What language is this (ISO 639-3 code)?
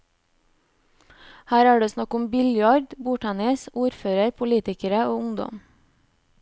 nor